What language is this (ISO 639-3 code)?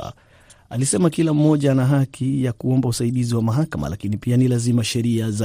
swa